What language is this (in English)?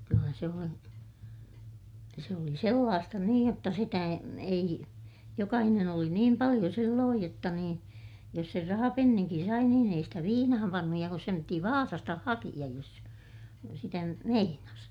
Finnish